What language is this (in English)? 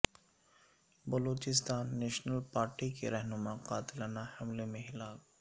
Urdu